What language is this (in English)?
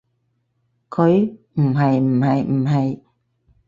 Cantonese